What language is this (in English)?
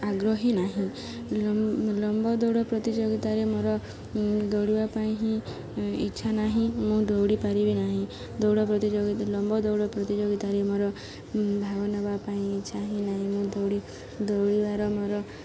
Odia